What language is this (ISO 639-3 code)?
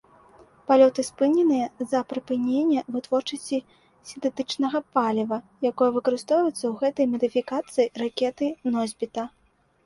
bel